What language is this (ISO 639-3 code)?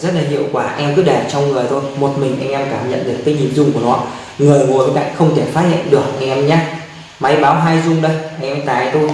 vie